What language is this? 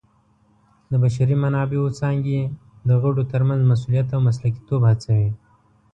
Pashto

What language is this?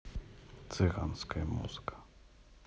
Russian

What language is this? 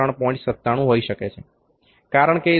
Gujarati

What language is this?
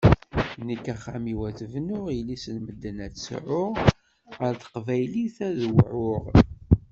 Kabyle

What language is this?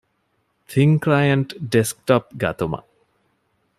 Divehi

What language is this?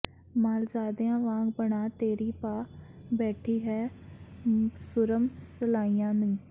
Punjabi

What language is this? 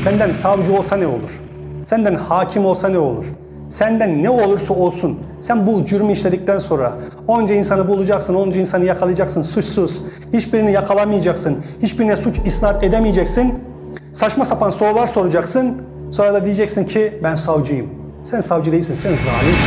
Turkish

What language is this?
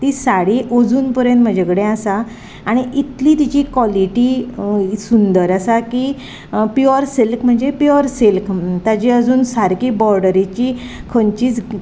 Konkani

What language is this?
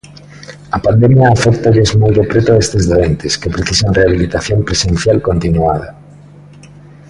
Galician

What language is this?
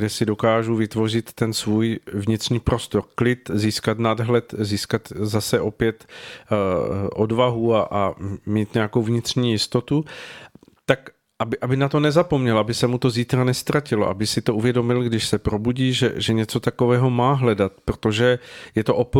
Czech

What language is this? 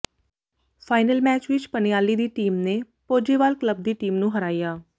Punjabi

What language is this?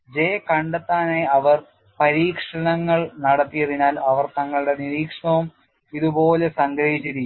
Malayalam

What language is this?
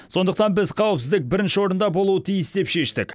Kazakh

